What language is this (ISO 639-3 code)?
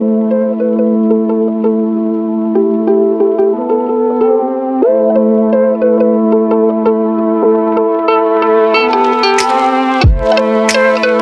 eng